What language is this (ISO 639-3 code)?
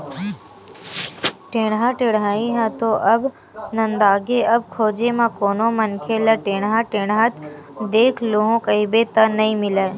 hne